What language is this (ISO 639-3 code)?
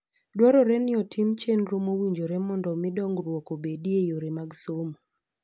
luo